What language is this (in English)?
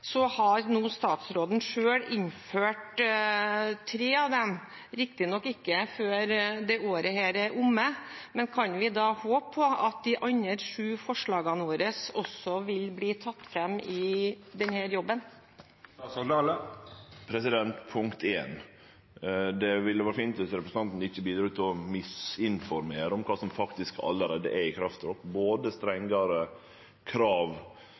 Norwegian